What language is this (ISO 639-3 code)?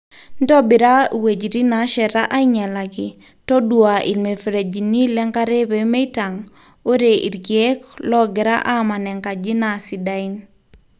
mas